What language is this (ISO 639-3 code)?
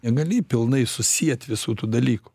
lit